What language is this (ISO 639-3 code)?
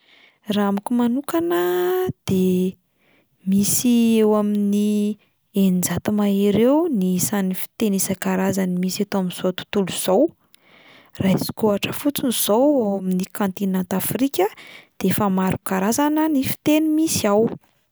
mlg